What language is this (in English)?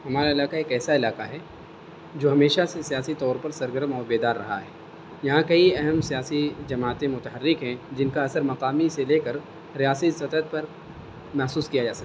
Urdu